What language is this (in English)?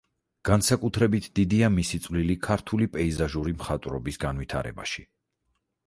Georgian